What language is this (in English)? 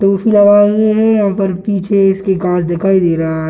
Hindi